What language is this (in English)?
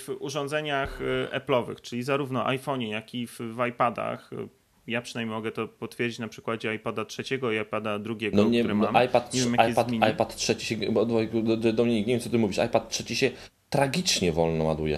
Polish